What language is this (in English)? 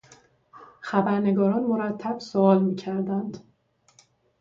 Persian